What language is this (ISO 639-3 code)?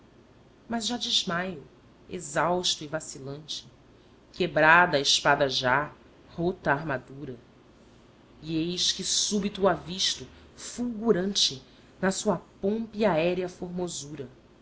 por